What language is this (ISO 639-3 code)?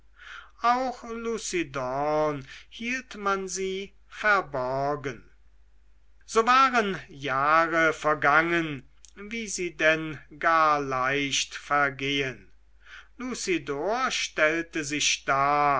deu